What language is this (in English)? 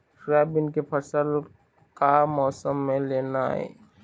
Chhattisgarhi